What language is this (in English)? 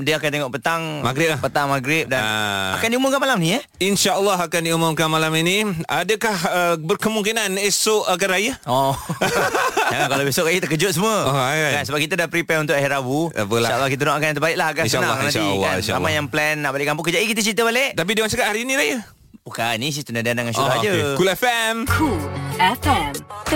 Malay